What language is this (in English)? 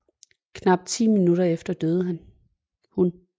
Danish